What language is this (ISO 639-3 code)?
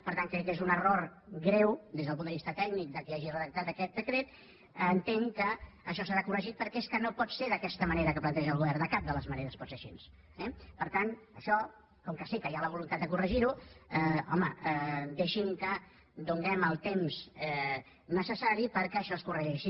cat